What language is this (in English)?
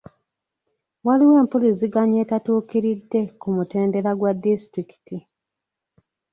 Ganda